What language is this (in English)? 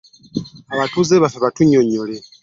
Ganda